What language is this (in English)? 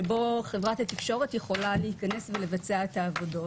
Hebrew